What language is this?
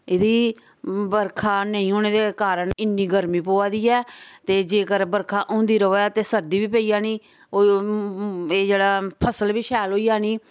Dogri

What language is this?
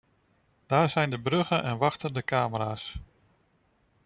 Dutch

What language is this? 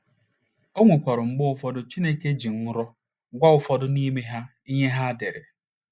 Igbo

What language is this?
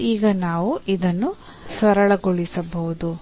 Kannada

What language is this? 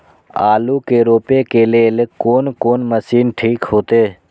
Maithili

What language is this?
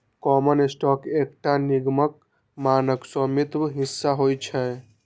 Maithili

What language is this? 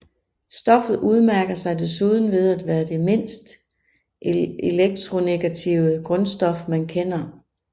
Danish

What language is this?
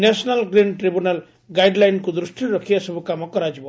Odia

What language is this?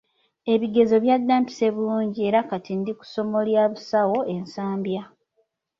Ganda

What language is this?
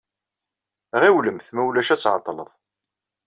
Kabyle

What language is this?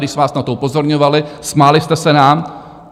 Czech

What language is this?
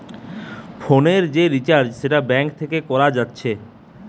Bangla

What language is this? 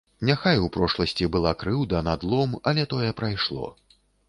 Belarusian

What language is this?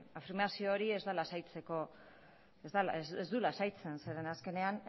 Basque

